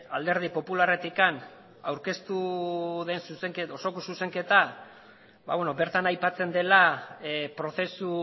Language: Basque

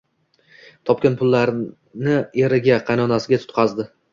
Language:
Uzbek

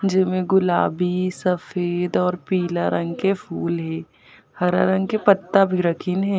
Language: Chhattisgarhi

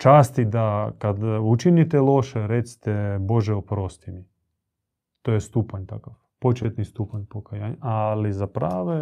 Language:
Croatian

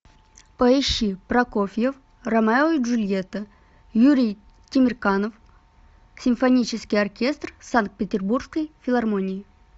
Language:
Russian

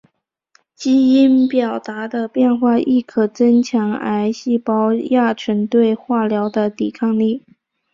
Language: Chinese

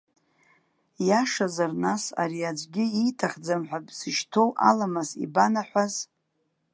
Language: Abkhazian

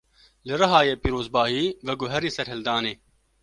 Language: Kurdish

